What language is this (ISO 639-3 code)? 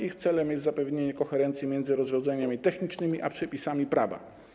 pol